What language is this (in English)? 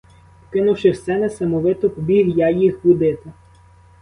Ukrainian